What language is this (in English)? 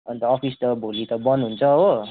Nepali